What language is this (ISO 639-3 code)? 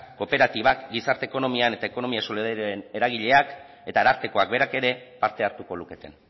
eus